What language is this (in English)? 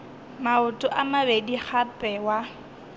Northern Sotho